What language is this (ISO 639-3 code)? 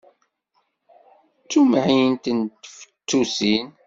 kab